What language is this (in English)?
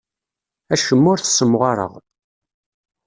Kabyle